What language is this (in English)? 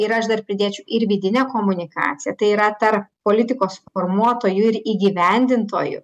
Lithuanian